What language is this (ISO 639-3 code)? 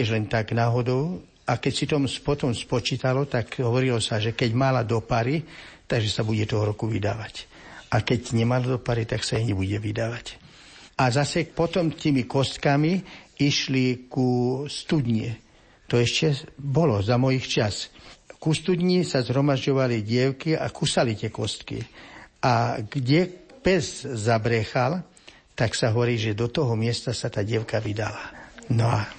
slk